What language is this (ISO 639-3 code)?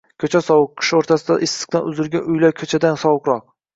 uzb